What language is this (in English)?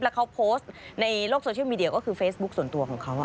Thai